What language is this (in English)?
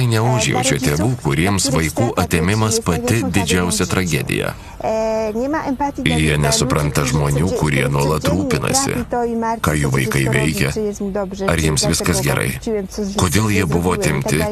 Lithuanian